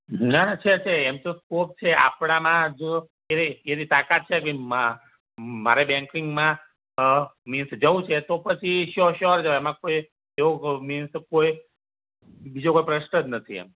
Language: Gujarati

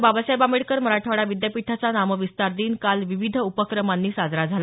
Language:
Marathi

